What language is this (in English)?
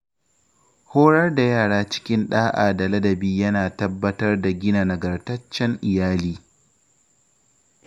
Hausa